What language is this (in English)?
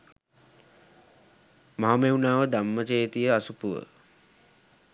Sinhala